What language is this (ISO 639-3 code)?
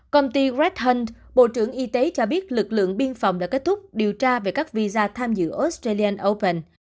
vie